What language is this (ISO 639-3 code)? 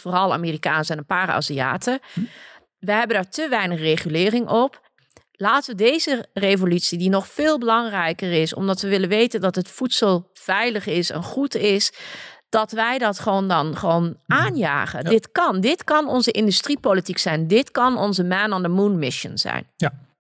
nld